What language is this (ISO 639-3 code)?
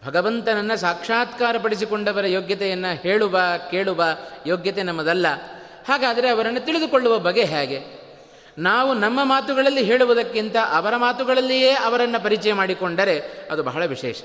kan